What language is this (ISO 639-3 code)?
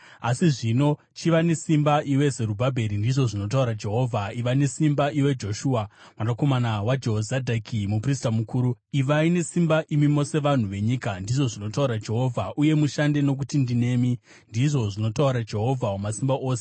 sna